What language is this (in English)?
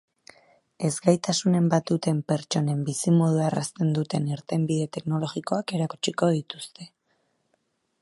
Basque